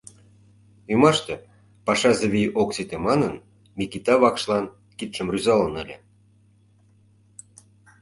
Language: Mari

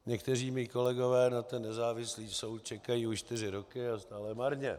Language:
Czech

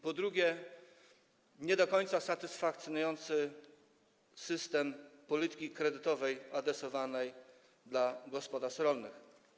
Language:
Polish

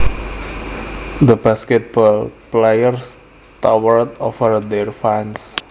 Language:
Javanese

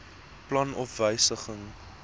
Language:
Afrikaans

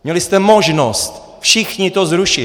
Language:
Czech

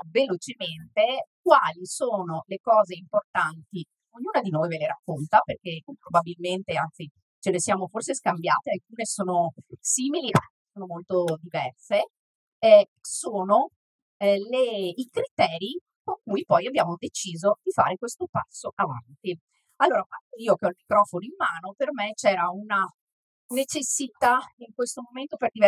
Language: Italian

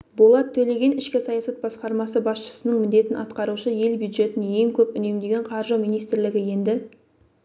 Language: Kazakh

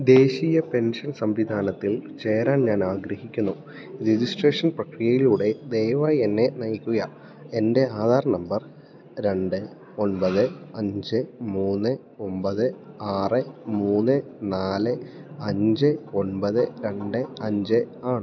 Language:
Malayalam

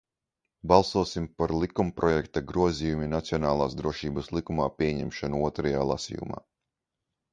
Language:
Latvian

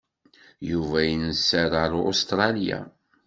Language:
Kabyle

